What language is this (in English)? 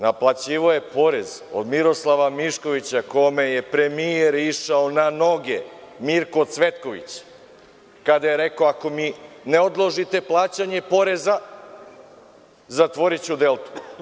Serbian